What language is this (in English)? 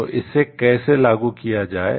Hindi